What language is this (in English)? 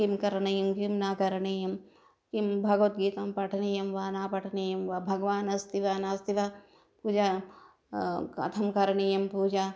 Sanskrit